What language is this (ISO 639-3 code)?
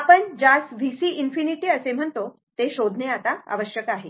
mar